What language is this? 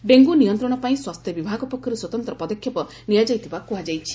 Odia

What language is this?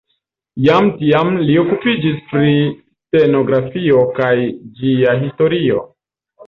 Esperanto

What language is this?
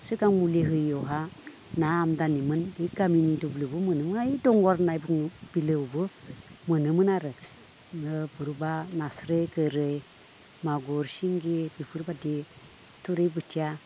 Bodo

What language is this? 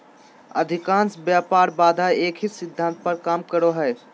Magahi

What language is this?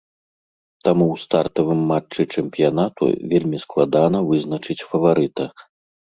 Belarusian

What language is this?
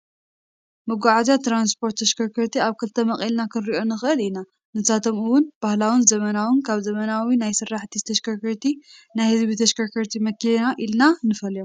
Tigrinya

